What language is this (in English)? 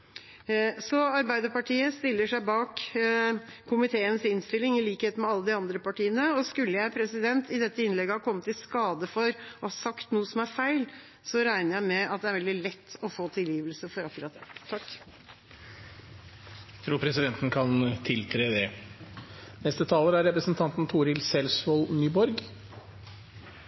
Norwegian Bokmål